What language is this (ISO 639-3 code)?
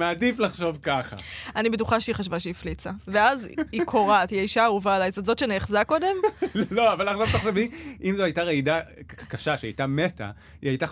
heb